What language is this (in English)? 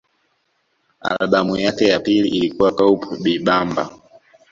Swahili